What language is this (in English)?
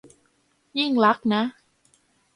Thai